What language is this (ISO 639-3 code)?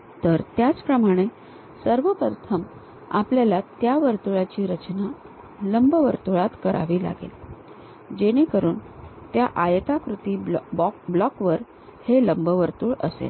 mar